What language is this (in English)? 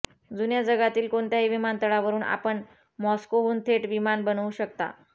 Marathi